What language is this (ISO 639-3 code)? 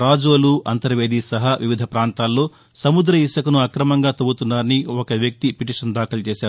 tel